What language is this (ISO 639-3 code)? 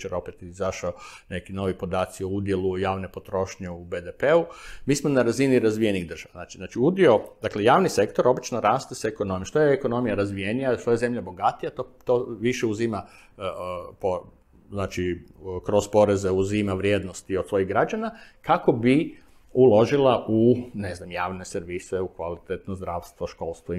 hrv